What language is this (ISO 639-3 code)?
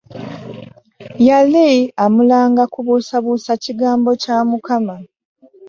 lug